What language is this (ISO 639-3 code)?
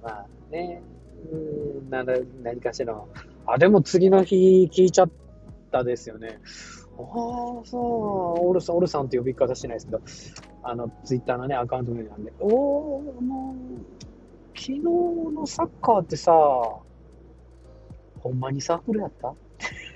jpn